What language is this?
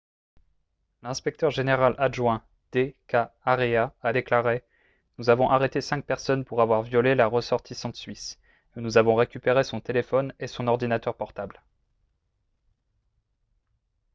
French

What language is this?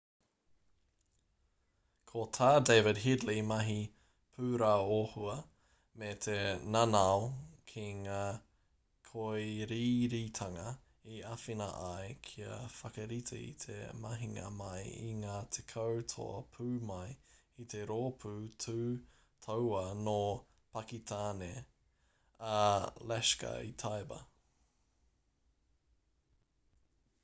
Māori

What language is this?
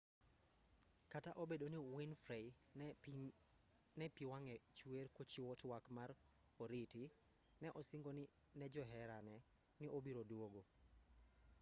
Luo (Kenya and Tanzania)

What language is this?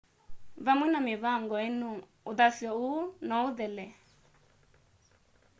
Kamba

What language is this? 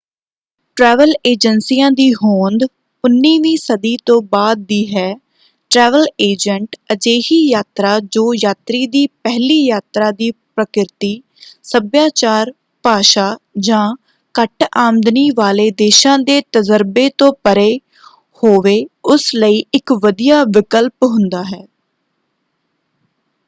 Punjabi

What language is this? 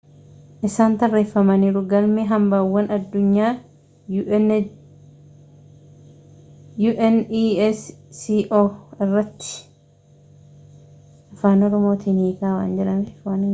Oromo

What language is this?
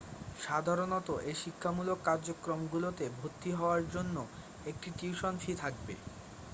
Bangla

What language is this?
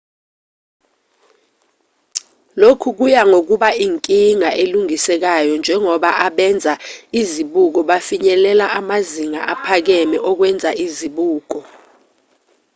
Zulu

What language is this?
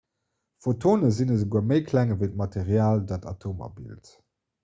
Luxembourgish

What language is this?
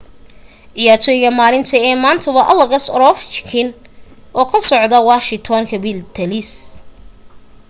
Somali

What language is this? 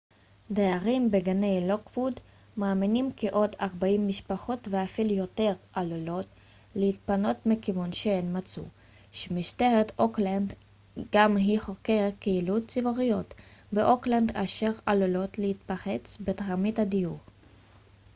Hebrew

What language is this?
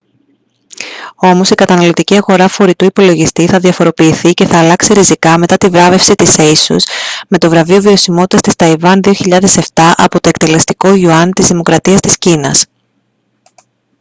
Greek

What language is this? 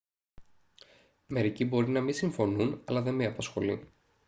Greek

